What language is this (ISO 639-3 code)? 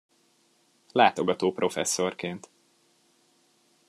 hun